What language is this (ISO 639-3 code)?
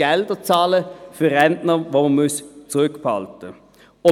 gsw